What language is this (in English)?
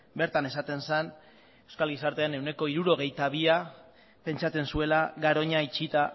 Basque